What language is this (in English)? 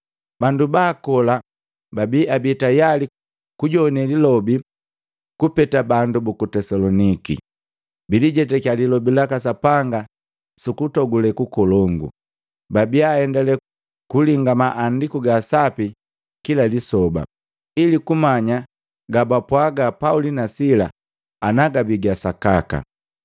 Matengo